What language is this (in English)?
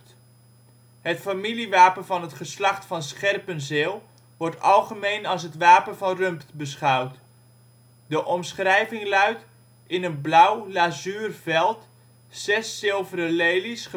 Dutch